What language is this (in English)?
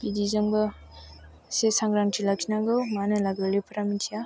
Bodo